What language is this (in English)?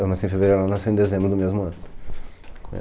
Portuguese